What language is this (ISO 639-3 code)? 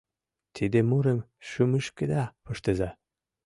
chm